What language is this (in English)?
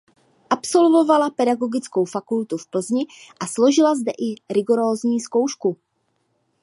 Czech